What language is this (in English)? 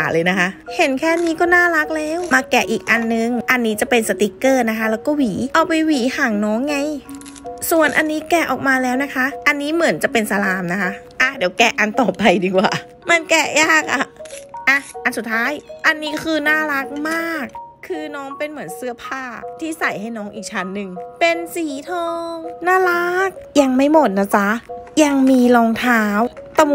Thai